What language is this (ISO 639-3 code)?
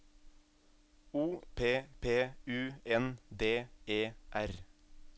nor